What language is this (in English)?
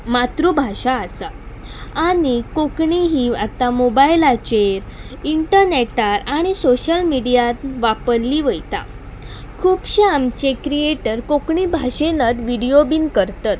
Konkani